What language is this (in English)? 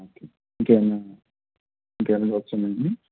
Telugu